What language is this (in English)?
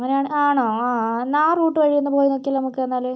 Malayalam